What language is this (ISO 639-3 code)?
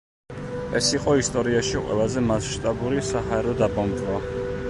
kat